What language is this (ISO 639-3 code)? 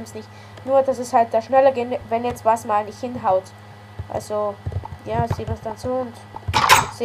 deu